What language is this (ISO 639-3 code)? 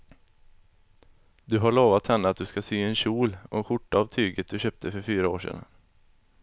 swe